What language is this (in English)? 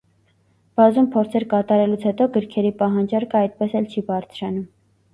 Armenian